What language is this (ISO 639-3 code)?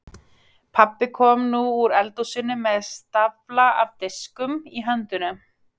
isl